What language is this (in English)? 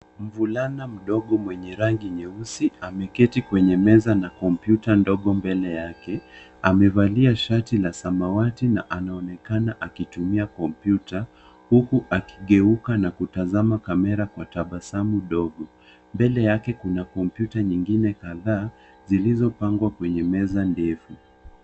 Swahili